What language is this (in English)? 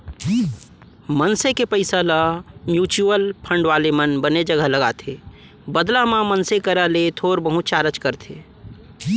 Chhattisgarhi